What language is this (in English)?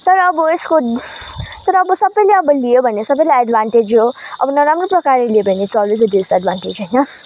Nepali